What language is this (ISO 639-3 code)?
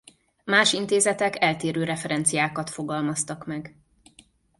hun